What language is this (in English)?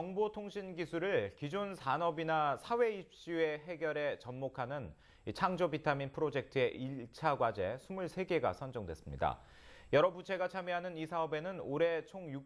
Korean